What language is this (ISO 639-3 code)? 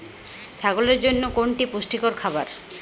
ben